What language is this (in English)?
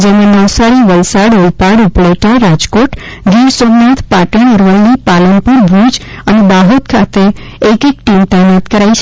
Gujarati